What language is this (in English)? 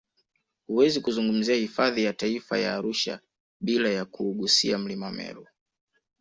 Swahili